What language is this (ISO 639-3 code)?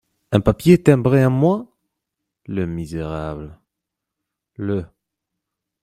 fra